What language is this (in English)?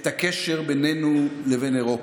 Hebrew